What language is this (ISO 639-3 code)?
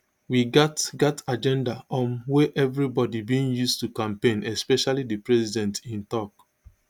pcm